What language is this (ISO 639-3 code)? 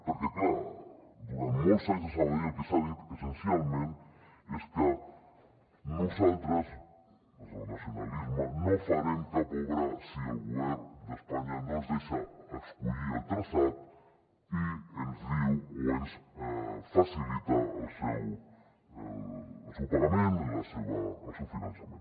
cat